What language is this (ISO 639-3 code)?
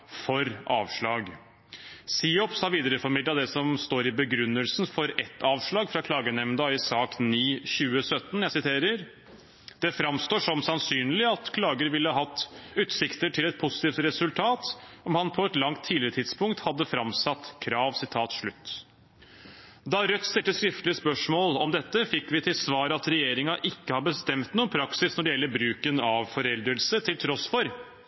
nob